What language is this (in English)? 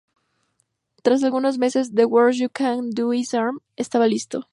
Spanish